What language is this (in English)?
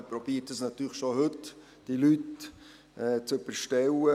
Swiss German